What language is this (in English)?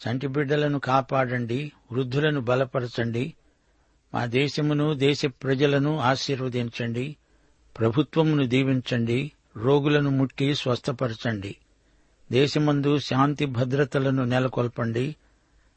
Telugu